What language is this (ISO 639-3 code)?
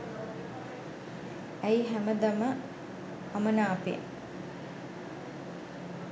sin